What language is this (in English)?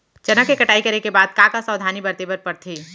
Chhattisgarhi